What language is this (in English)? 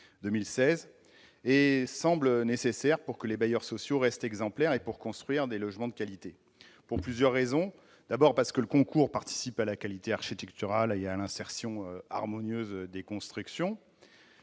French